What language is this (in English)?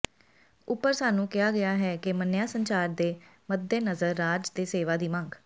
Punjabi